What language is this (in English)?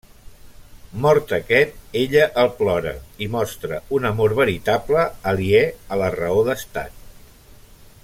Catalan